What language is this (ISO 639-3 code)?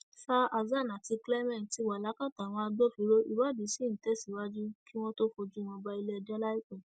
yor